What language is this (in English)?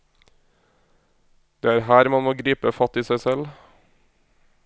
Norwegian